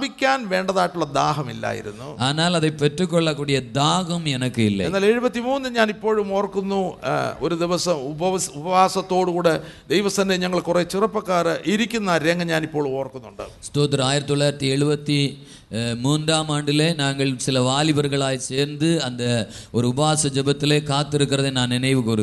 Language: Malayalam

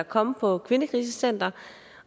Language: Danish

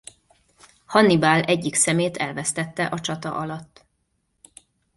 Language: Hungarian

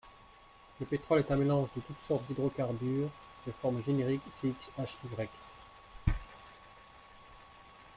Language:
French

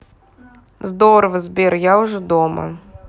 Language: Russian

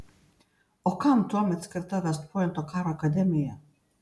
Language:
Lithuanian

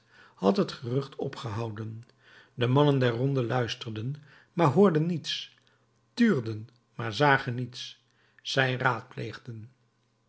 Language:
Dutch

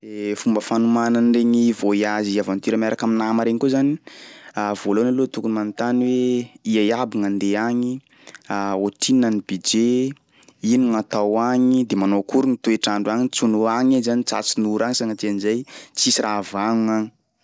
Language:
Sakalava Malagasy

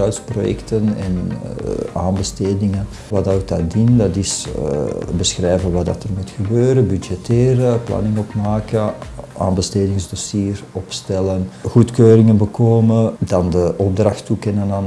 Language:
Dutch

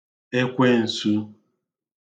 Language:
Igbo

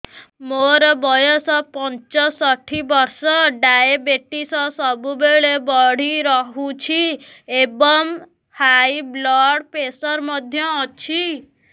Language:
Odia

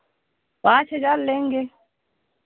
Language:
Hindi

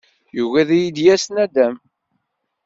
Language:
Kabyle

